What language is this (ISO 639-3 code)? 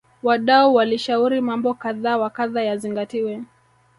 swa